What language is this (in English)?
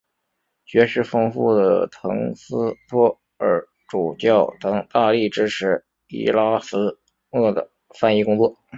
Chinese